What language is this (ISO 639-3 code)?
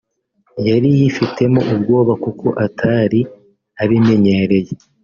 kin